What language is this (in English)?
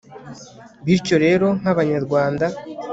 Kinyarwanda